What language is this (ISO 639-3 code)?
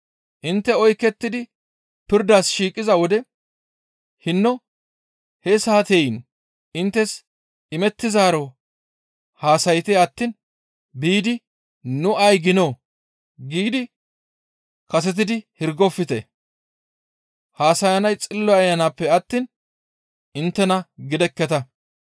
gmv